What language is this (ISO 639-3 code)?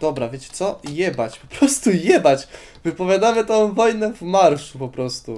pol